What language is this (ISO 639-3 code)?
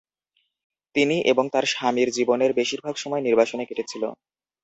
ben